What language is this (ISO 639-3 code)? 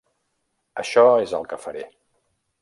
cat